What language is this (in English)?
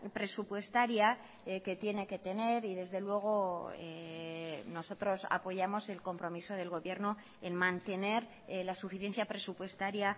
Spanish